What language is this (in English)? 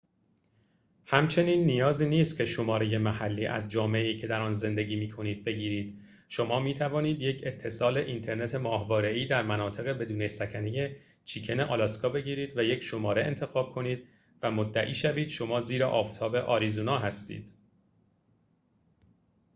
Persian